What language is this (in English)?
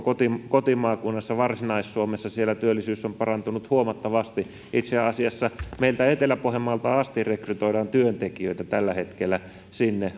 Finnish